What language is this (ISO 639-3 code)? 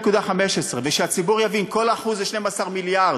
heb